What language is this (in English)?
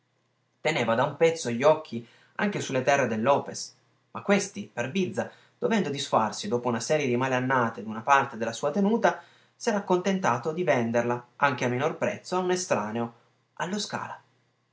Italian